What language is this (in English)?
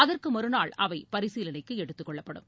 Tamil